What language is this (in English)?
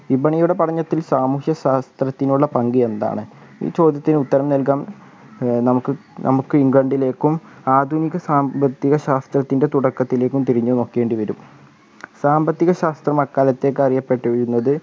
Malayalam